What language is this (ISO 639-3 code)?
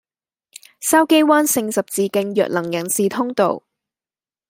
yue